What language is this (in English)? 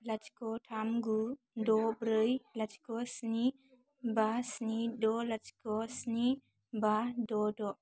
Bodo